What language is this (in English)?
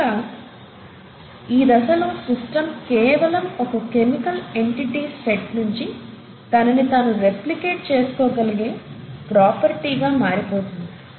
Telugu